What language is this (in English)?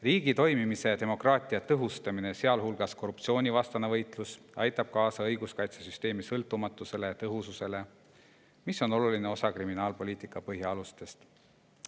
Estonian